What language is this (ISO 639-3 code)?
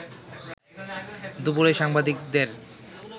ben